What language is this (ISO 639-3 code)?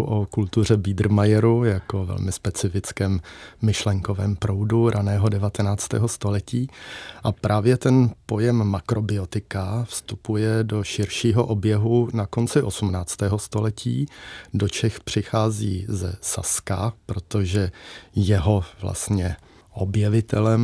ces